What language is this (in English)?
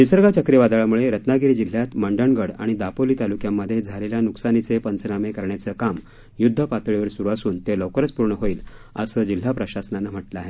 Marathi